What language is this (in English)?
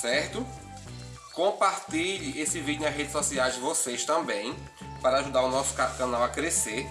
Portuguese